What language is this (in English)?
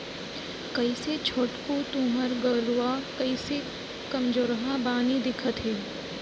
Chhattisgarhi